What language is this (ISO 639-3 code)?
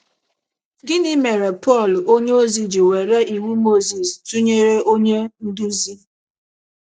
ibo